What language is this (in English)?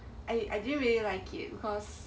English